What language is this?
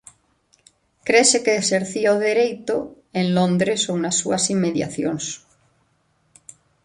Galician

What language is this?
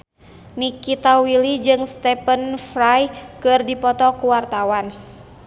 Sundanese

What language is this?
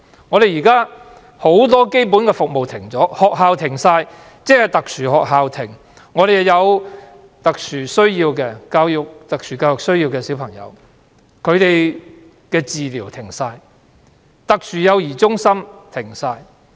Cantonese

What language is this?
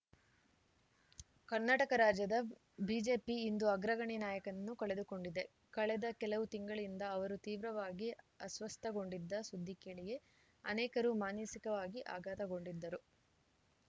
Kannada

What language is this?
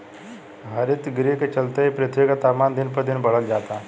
Bhojpuri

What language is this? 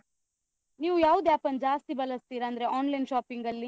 Kannada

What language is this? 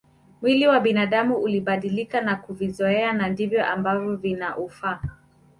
Swahili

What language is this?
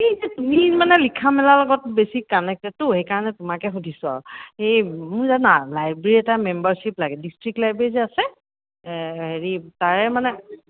Assamese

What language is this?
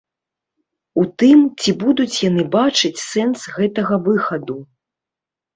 Belarusian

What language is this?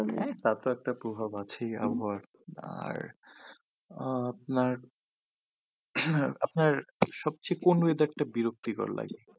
Bangla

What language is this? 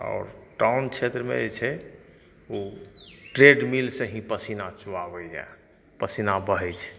Maithili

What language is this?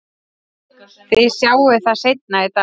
Icelandic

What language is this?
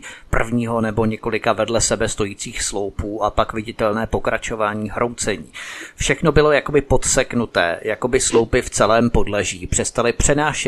Czech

